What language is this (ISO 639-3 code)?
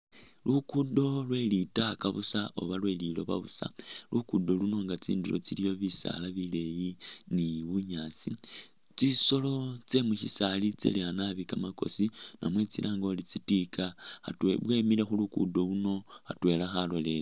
myx